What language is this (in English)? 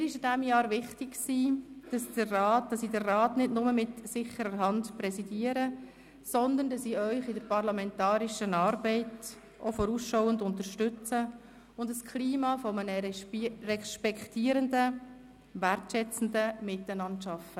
Swiss German